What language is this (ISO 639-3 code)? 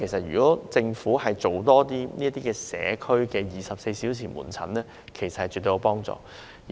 yue